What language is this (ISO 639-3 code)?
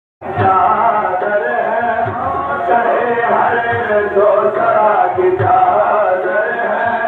ara